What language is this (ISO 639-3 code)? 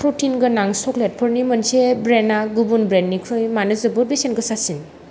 brx